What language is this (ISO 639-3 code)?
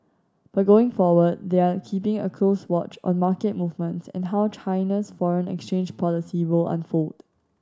eng